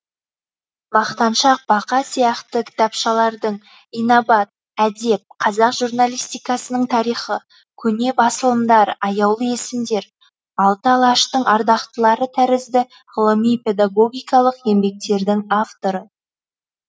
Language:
Kazakh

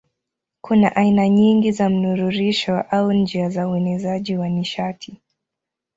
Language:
Swahili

